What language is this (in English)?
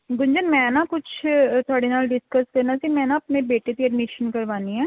Punjabi